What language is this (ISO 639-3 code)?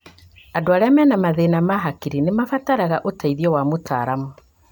kik